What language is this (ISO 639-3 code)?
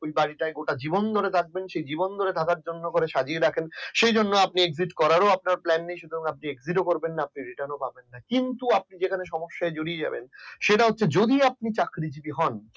ben